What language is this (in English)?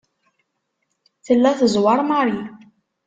Kabyle